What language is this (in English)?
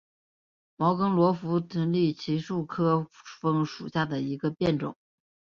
Chinese